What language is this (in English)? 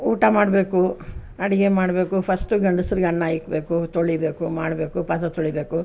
Kannada